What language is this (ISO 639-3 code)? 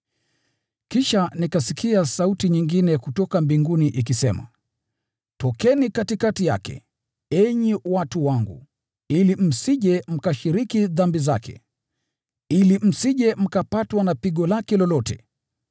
swa